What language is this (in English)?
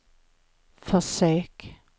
Swedish